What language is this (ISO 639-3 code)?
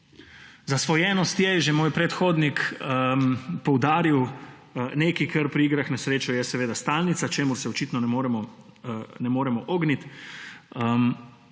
slv